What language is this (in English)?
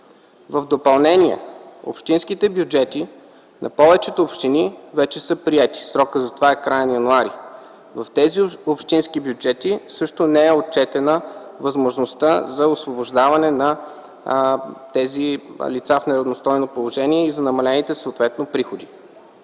Bulgarian